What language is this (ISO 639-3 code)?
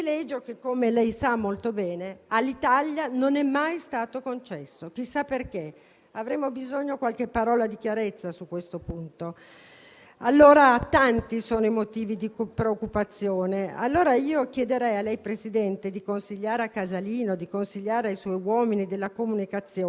ita